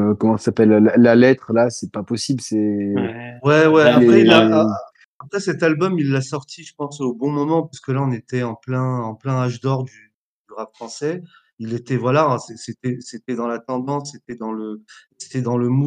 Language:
French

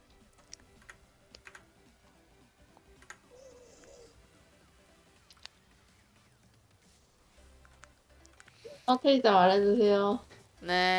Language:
Korean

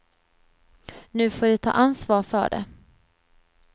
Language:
Swedish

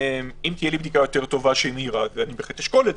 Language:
Hebrew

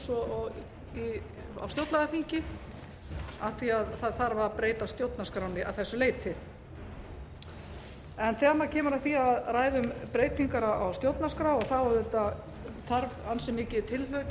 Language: Icelandic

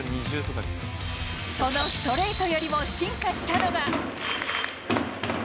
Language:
Japanese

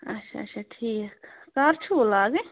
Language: Kashmiri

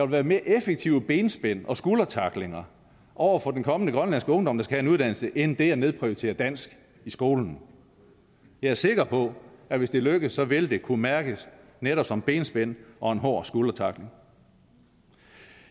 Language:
Danish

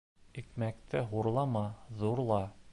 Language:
Bashkir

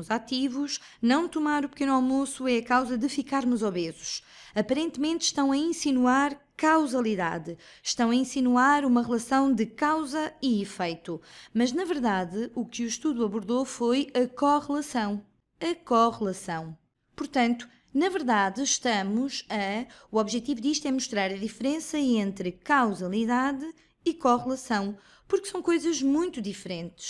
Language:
Portuguese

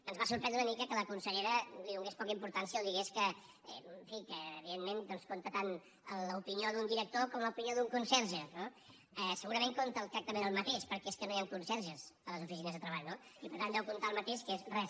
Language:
Catalan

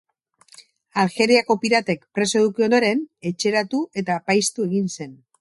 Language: Basque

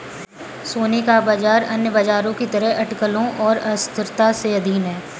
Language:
Hindi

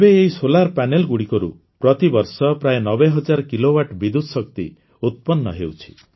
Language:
Odia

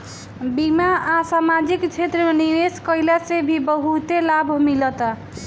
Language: Bhojpuri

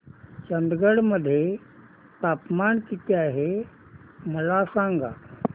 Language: Marathi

